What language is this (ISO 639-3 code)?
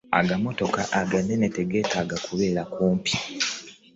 lug